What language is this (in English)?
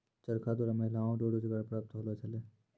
Maithili